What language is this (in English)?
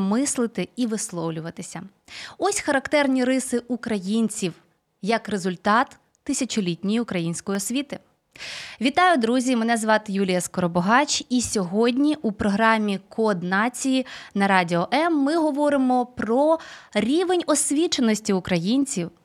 Ukrainian